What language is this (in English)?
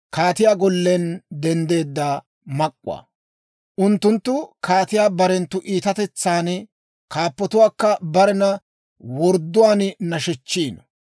Dawro